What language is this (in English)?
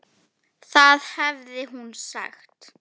Icelandic